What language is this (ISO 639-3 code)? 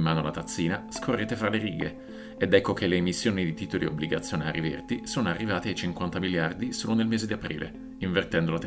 ita